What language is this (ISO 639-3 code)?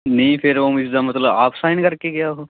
pan